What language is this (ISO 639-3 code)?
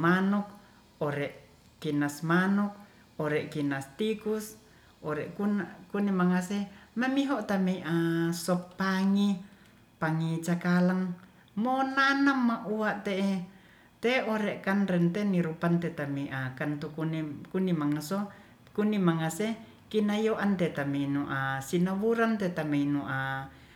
rth